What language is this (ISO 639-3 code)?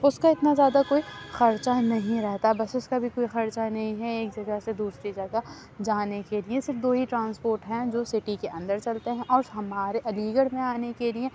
urd